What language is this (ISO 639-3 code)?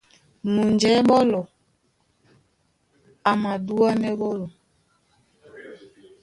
dua